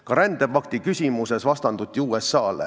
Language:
Estonian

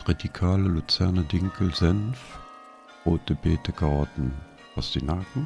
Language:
German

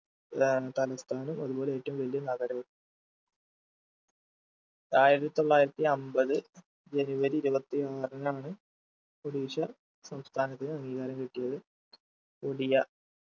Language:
Malayalam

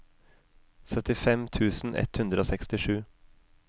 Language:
Norwegian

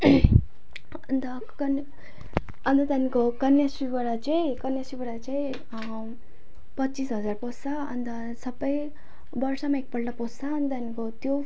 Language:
Nepali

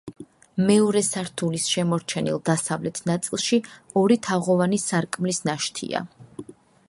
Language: Georgian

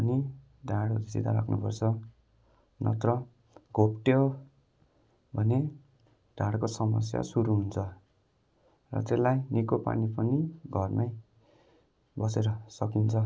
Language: Nepali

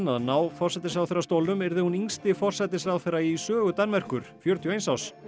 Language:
Icelandic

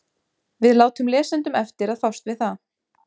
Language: Icelandic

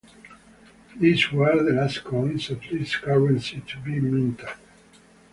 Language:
English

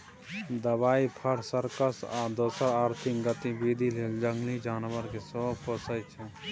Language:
Maithili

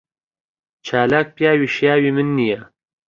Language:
Central Kurdish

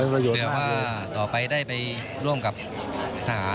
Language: Thai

